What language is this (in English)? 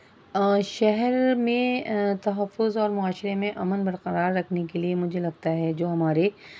Urdu